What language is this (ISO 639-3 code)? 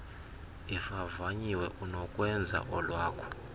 xho